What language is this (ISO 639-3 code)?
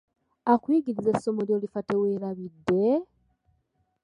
lug